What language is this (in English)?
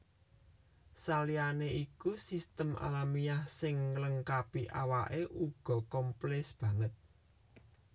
Javanese